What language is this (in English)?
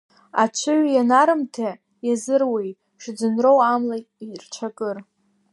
Abkhazian